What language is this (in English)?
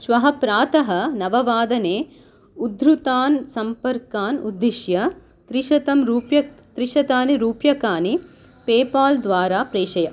Sanskrit